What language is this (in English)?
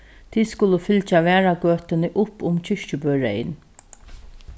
Faroese